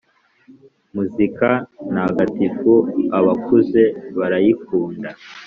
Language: Kinyarwanda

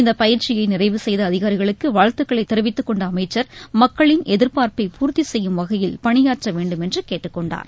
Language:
Tamil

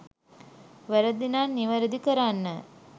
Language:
Sinhala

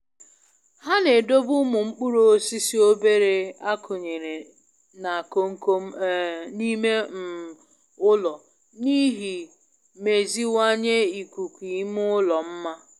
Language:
Igbo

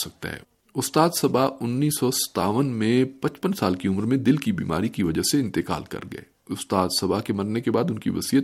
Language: Urdu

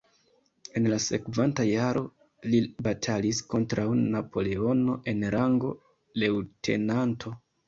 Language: Esperanto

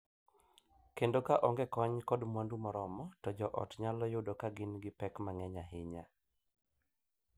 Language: Luo (Kenya and Tanzania)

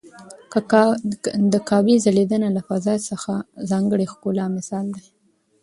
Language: Pashto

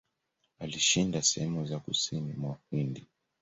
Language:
Swahili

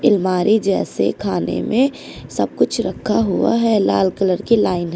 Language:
Hindi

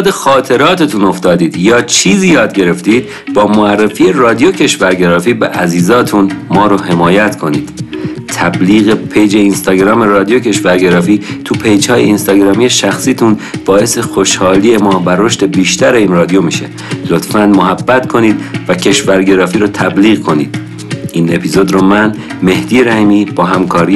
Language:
Persian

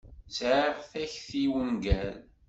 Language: Kabyle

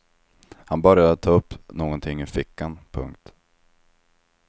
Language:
Swedish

